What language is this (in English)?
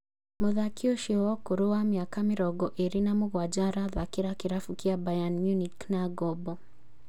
Kikuyu